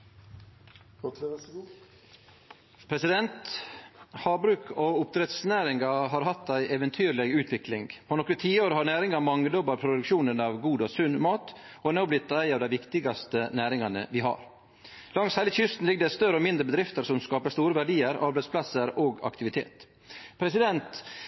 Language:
Norwegian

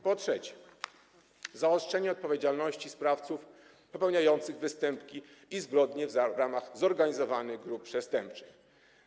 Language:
Polish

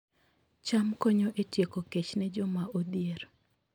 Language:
Luo (Kenya and Tanzania)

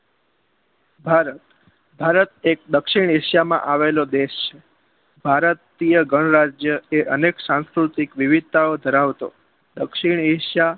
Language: Gujarati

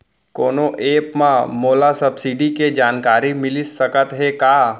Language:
Chhattisgarhi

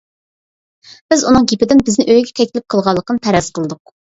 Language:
Uyghur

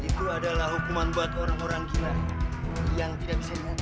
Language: Indonesian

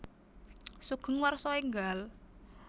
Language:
Javanese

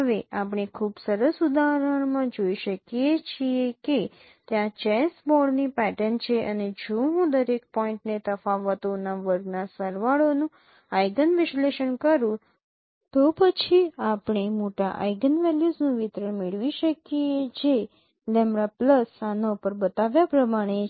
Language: Gujarati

